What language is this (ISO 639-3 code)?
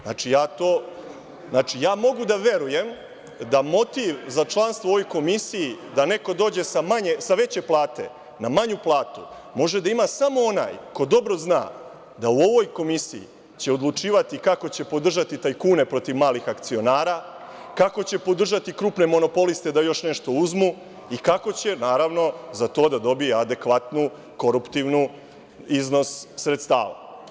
srp